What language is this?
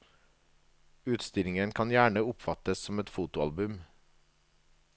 Norwegian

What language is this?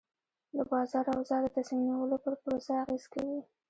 Pashto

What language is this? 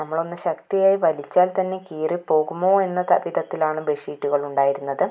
Malayalam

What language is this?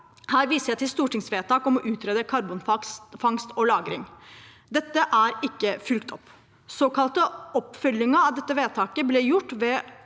Norwegian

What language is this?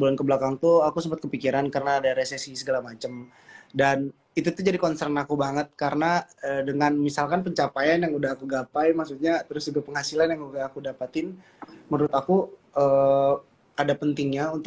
Indonesian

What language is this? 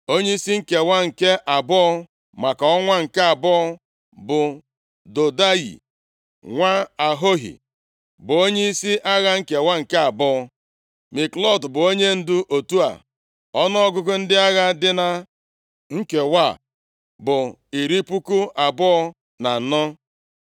Igbo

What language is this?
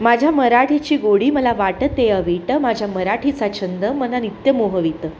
Marathi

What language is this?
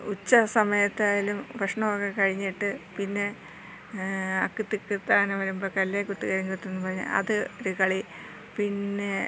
Malayalam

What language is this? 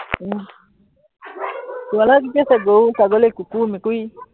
Assamese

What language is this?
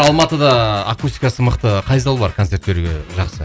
Kazakh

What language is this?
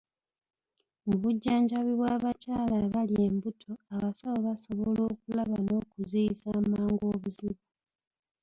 Ganda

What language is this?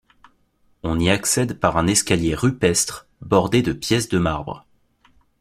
French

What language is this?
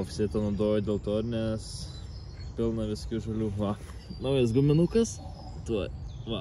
Lithuanian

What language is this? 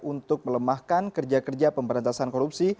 Indonesian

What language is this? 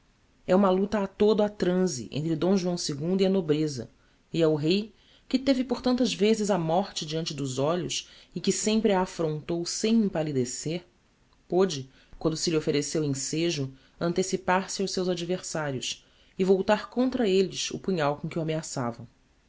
Portuguese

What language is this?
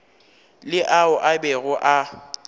Northern Sotho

